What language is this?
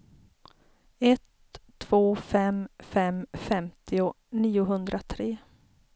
Swedish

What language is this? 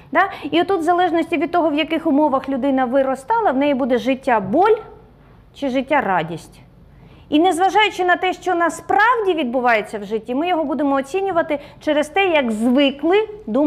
Ukrainian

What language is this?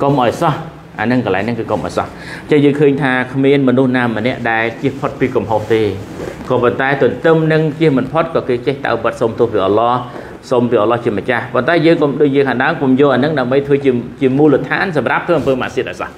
Thai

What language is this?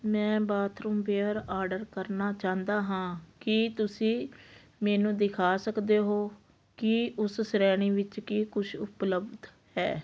Punjabi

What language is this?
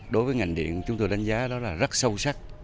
Vietnamese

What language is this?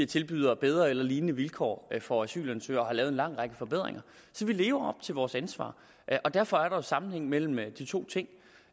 Danish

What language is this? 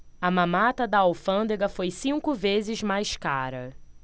Portuguese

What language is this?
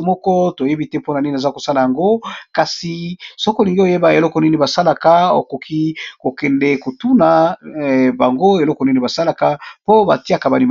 Lingala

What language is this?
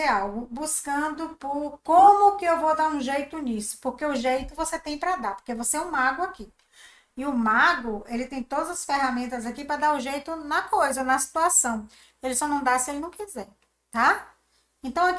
Portuguese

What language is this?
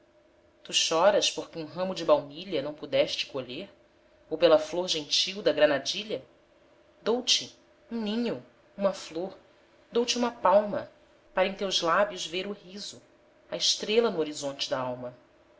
Portuguese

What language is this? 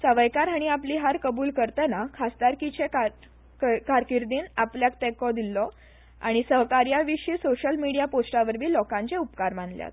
Konkani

